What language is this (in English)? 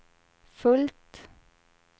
Swedish